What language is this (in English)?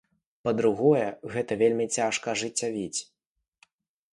Belarusian